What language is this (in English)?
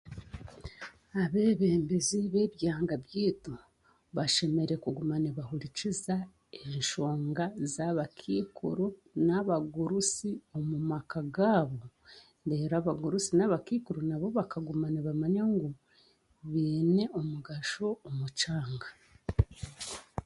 Chiga